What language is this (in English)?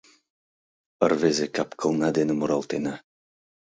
Mari